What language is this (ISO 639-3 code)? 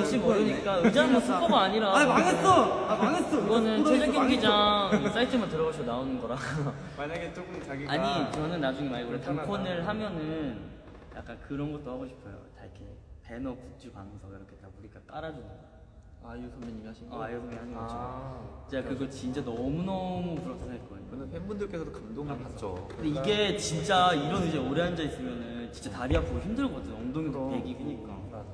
kor